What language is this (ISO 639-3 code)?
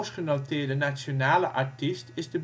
nld